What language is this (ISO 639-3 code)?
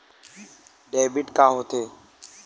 hne